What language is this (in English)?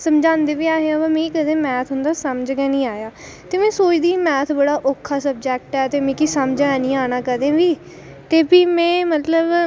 Dogri